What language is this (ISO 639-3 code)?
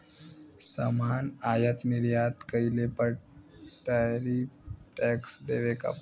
bho